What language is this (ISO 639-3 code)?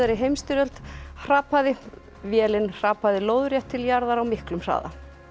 isl